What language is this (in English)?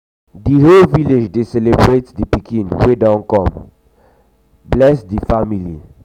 Nigerian Pidgin